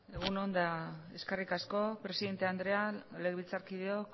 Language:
Basque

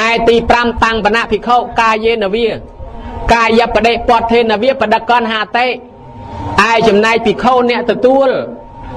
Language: Thai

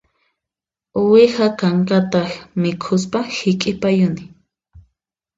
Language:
Puno Quechua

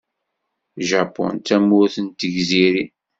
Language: Kabyle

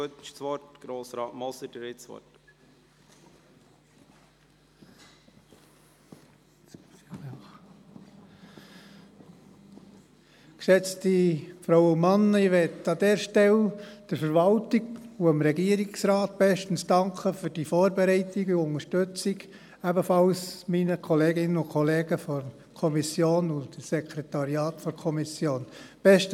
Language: Swiss German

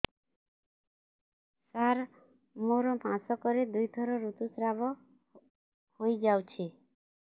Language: Odia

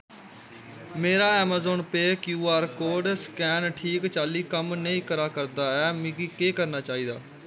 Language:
Dogri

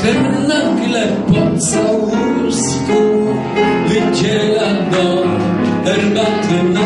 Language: Polish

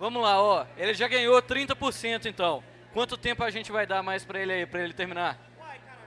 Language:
Portuguese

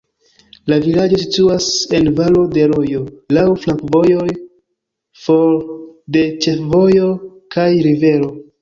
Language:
Esperanto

